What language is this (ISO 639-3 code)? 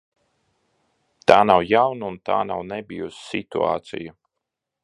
lav